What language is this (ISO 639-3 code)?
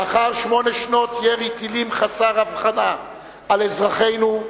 heb